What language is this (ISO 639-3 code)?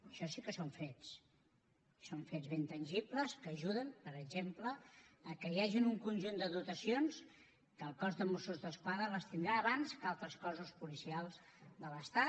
cat